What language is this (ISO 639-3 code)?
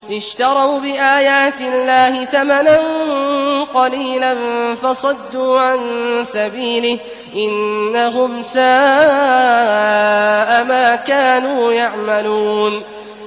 ara